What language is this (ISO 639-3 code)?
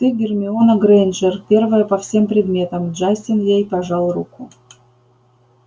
rus